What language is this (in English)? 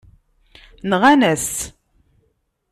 Kabyle